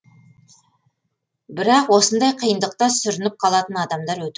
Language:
Kazakh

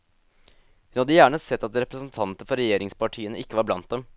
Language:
Norwegian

